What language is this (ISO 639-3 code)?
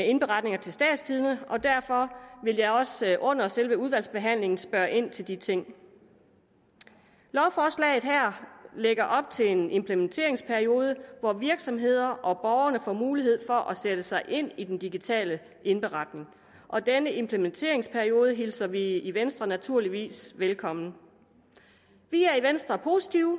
dan